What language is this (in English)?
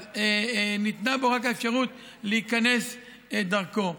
Hebrew